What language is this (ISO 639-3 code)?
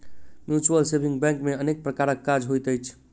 mai